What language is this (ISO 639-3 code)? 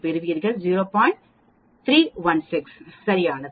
tam